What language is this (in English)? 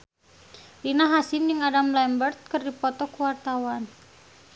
Sundanese